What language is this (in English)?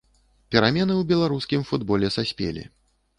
Belarusian